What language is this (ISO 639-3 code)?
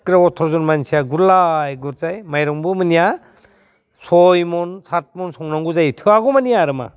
brx